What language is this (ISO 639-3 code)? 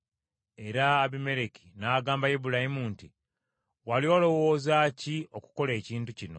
lug